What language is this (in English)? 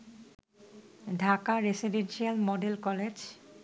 Bangla